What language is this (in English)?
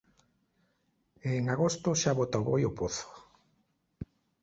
Galician